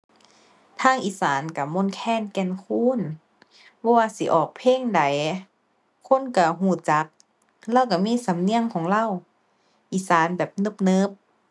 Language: Thai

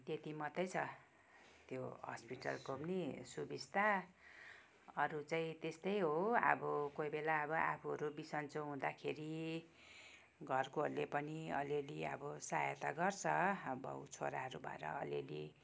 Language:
Nepali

